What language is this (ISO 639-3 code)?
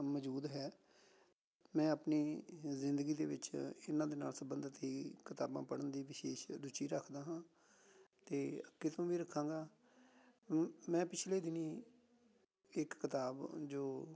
pan